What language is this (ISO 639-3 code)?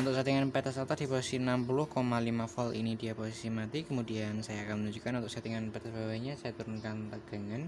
ind